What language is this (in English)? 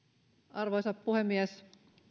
Finnish